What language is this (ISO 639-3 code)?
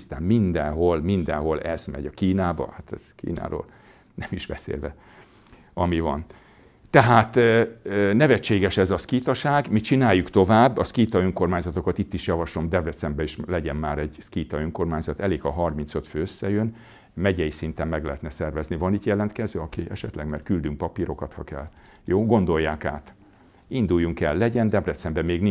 hun